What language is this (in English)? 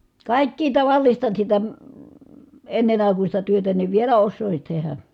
Finnish